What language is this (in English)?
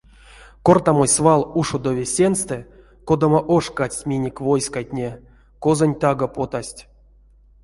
Erzya